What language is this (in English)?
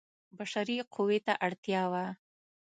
Pashto